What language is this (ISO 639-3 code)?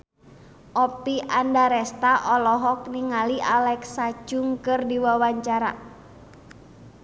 sun